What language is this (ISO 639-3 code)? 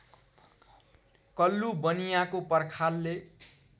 nep